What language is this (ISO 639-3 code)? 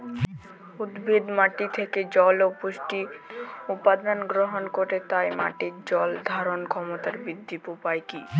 ben